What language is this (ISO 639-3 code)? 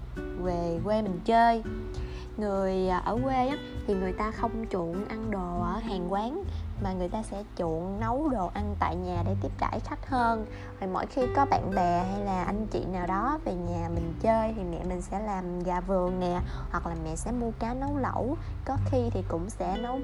vie